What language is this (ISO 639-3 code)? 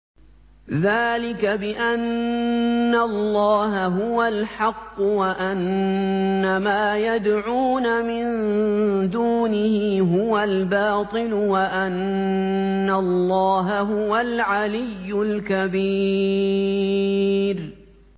ara